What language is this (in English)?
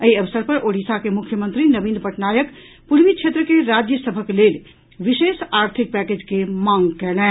Maithili